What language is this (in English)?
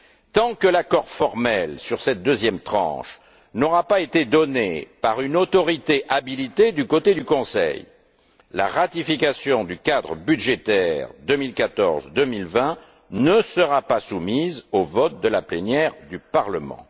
French